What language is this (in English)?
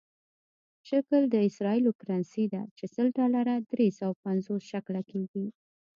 Pashto